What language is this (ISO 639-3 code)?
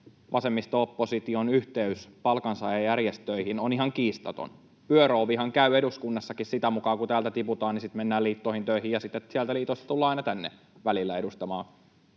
fin